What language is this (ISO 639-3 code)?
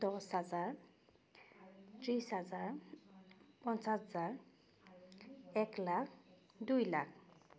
asm